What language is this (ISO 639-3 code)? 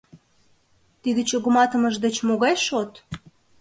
chm